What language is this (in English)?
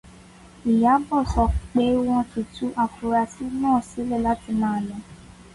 Yoruba